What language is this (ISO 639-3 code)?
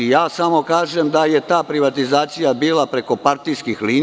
srp